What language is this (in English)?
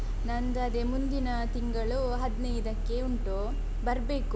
Kannada